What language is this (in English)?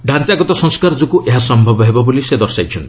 Odia